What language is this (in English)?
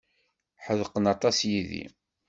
Kabyle